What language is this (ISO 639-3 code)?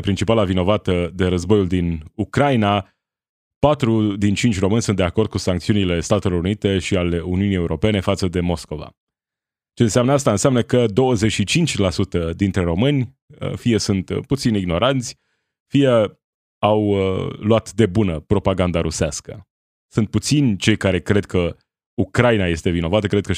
ron